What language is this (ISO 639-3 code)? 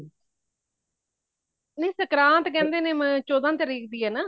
pan